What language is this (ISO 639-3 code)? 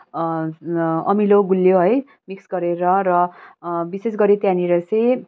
nep